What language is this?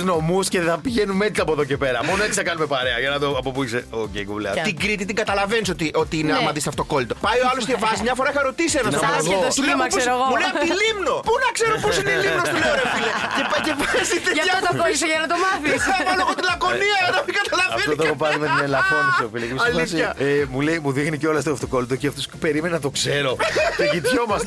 Greek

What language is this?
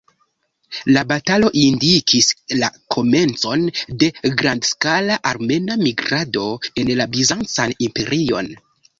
Esperanto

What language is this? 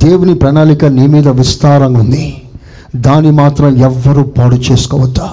Telugu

